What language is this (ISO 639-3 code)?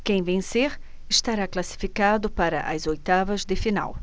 por